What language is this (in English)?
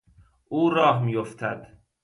Persian